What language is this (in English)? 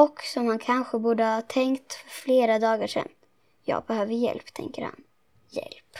Swedish